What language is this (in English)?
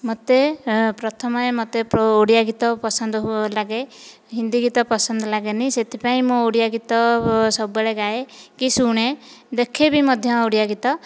Odia